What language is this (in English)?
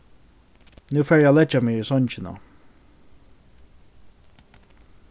Faroese